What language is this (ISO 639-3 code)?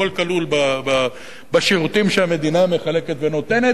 heb